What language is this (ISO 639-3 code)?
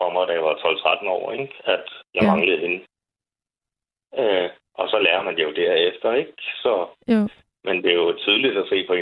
dan